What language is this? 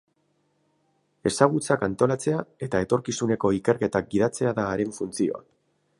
Basque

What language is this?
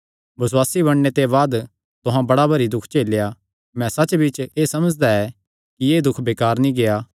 Kangri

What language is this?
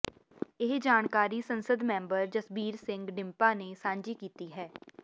Punjabi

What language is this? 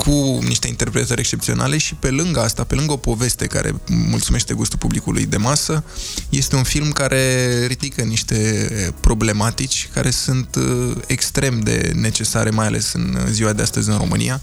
Romanian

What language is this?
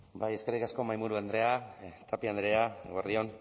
Basque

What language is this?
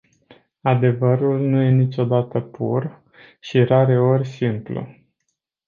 Romanian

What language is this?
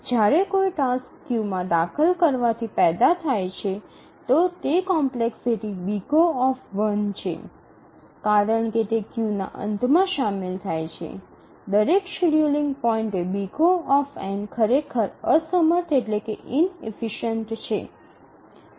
Gujarati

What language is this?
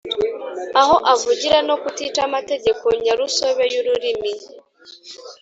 Kinyarwanda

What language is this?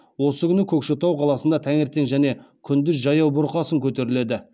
Kazakh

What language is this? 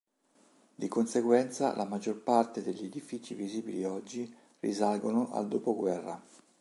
Italian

